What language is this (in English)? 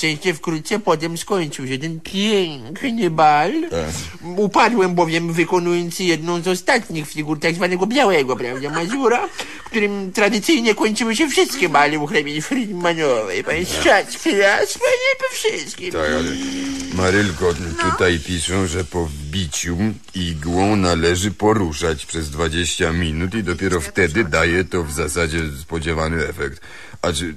Polish